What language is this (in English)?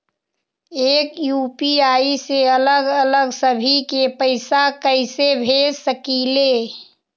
Magahi